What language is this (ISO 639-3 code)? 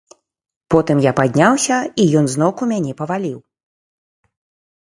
bel